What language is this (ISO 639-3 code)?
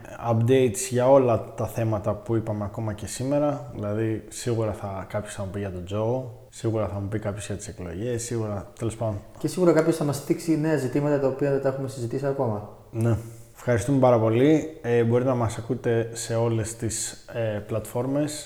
ell